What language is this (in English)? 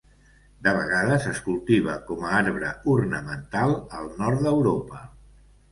Catalan